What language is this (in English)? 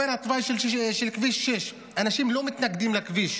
Hebrew